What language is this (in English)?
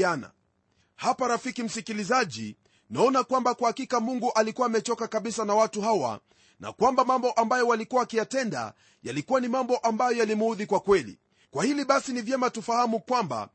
Swahili